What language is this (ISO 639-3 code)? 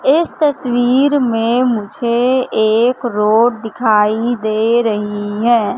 hin